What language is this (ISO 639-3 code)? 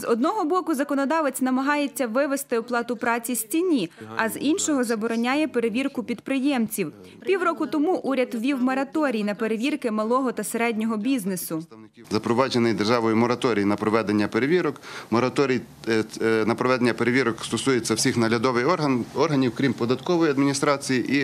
ukr